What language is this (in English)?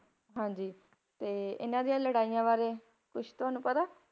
Punjabi